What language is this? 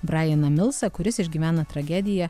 Lithuanian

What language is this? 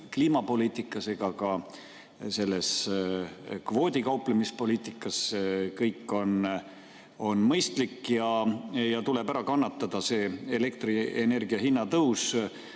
Estonian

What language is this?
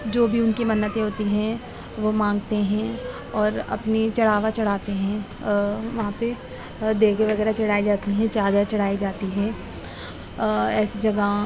Urdu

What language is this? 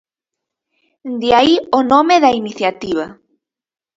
Galician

